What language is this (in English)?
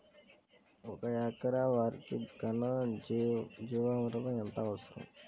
Telugu